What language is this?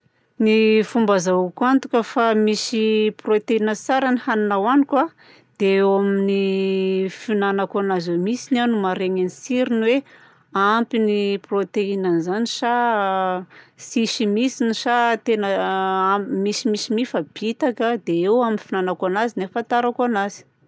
Southern Betsimisaraka Malagasy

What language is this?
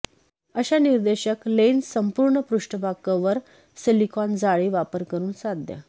Marathi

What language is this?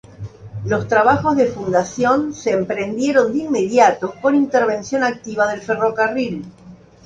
Spanish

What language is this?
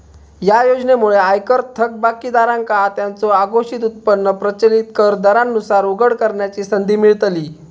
Marathi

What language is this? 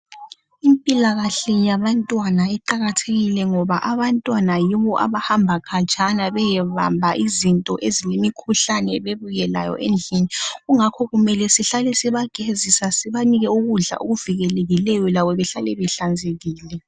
North Ndebele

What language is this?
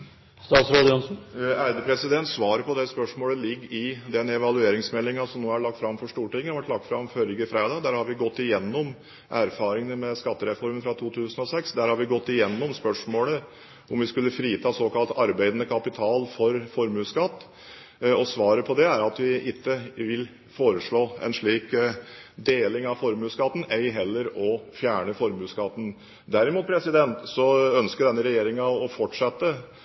Norwegian Bokmål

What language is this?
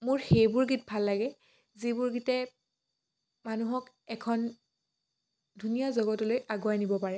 Assamese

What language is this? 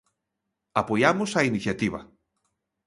Galician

